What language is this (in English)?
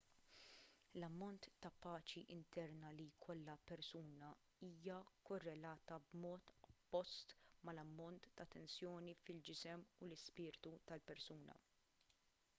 Maltese